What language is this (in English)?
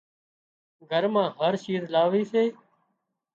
Wadiyara Koli